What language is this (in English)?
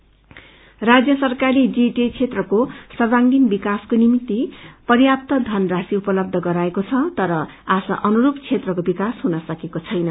Nepali